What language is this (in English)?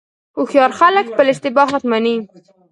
Pashto